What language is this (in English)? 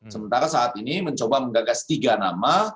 Indonesian